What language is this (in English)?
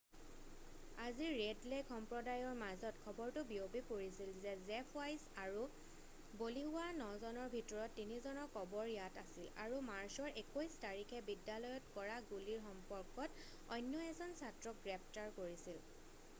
Assamese